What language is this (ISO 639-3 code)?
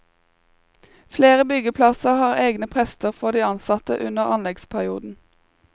nor